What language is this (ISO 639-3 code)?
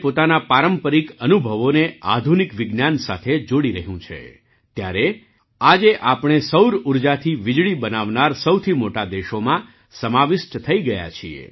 guj